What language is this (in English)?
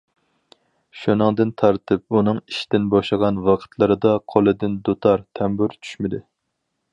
Uyghur